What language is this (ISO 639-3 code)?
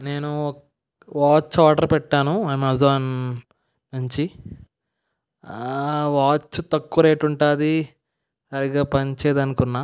tel